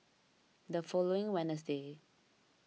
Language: English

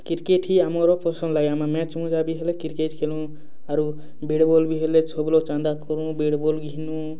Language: Odia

